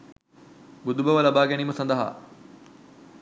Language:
Sinhala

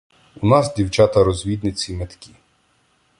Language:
Ukrainian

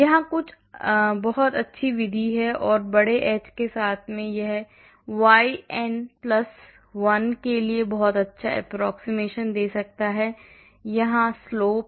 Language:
Hindi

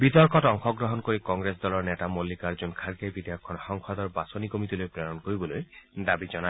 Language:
Assamese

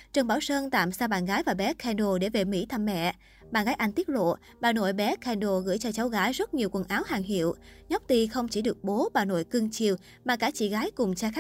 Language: Vietnamese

